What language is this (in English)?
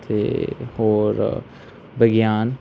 Punjabi